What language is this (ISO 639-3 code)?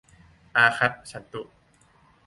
tha